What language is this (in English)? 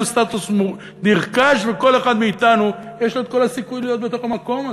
Hebrew